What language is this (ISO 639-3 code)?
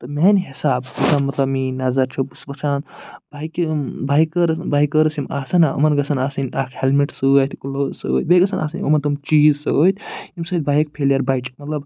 kas